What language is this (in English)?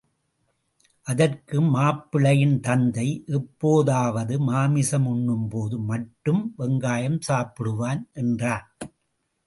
Tamil